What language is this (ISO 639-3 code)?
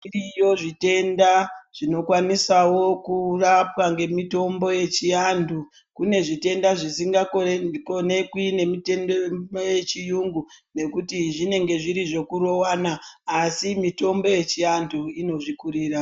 ndc